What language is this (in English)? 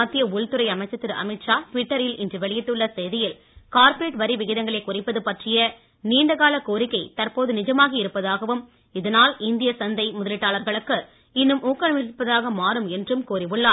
Tamil